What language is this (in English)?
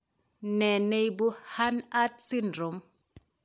Kalenjin